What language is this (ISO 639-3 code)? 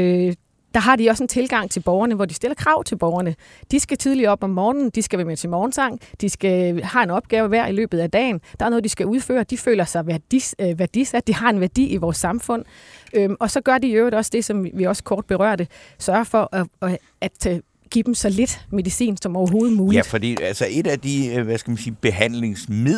dan